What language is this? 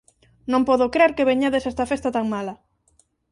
Galician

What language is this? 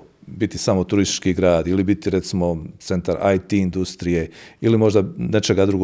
Croatian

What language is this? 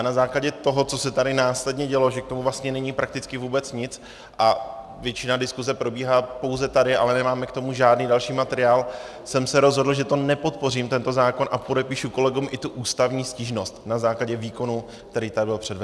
Czech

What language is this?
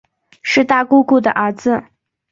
Chinese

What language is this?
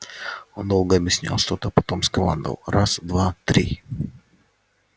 Russian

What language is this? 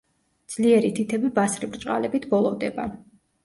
Georgian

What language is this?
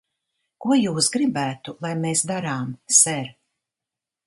Latvian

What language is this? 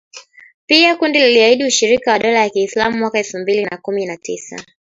Swahili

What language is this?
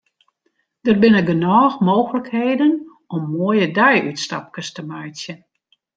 Western Frisian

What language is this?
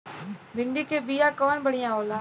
Bhojpuri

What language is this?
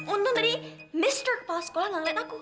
Indonesian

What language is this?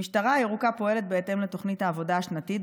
Hebrew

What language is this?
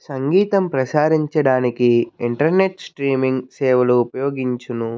Telugu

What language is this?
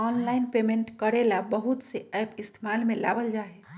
Magahi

